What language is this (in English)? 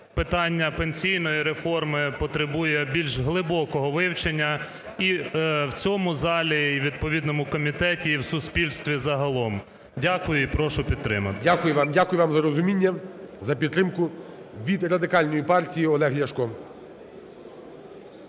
Ukrainian